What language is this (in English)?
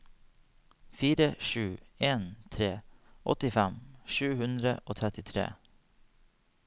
Norwegian